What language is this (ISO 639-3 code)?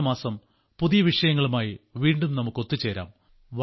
mal